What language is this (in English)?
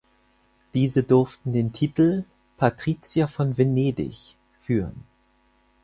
German